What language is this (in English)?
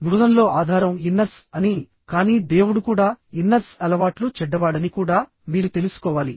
Telugu